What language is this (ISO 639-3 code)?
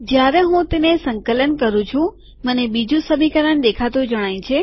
guj